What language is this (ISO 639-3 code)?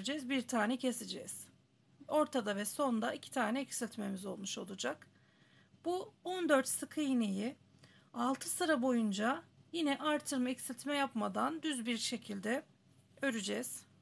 tur